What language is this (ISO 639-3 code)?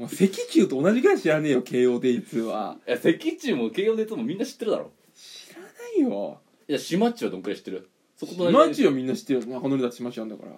jpn